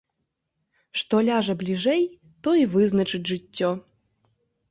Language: Belarusian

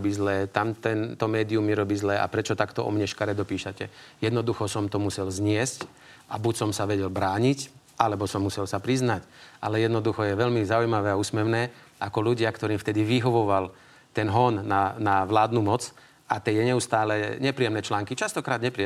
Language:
Slovak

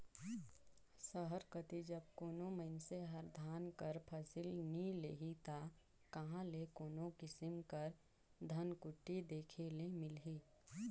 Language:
Chhattisgarhi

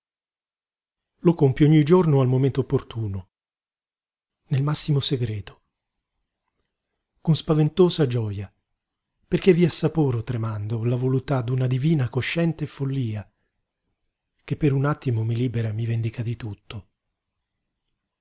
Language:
Italian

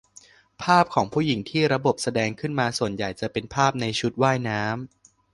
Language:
Thai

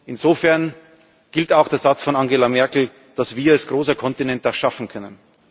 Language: German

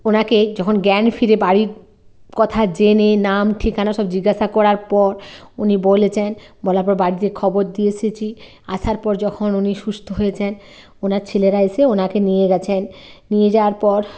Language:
Bangla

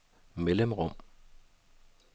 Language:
Danish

